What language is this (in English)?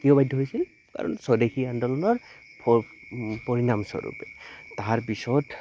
Assamese